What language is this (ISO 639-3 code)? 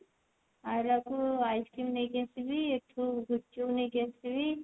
ori